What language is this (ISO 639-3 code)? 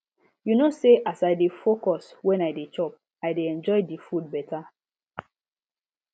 pcm